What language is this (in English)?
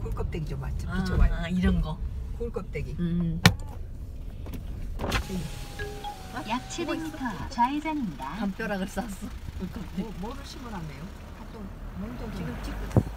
Korean